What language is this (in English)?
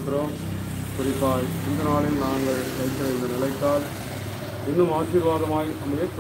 Tamil